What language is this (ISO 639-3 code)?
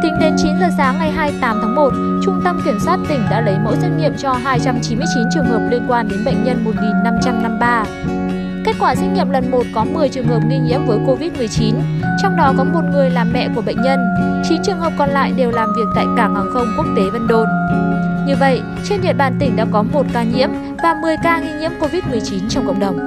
vie